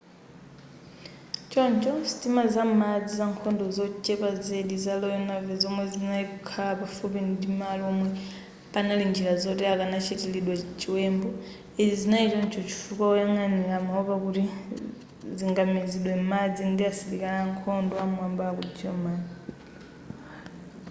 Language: Nyanja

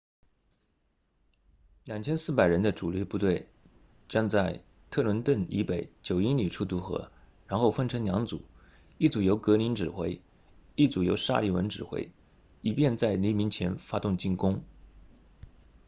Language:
Chinese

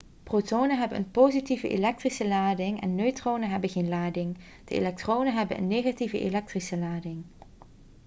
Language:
Dutch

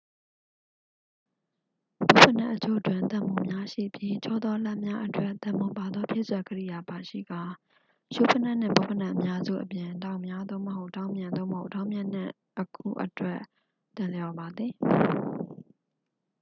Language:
Burmese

